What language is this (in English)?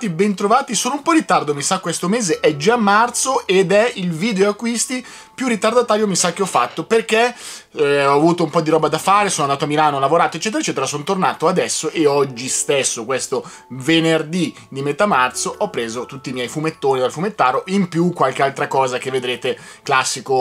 Italian